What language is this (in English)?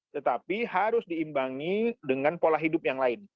Indonesian